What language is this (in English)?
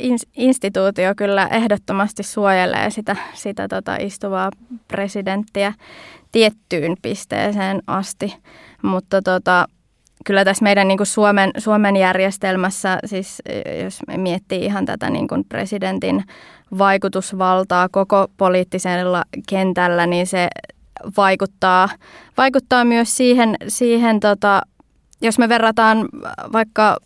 Finnish